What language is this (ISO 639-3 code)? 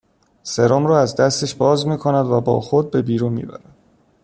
fas